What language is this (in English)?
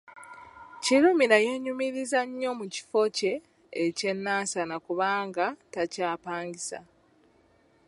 Ganda